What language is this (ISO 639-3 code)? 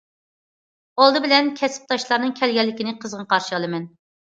uig